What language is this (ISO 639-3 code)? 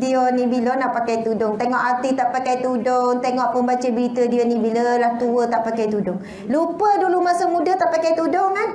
msa